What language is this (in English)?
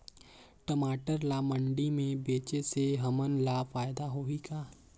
Chhattisgarhi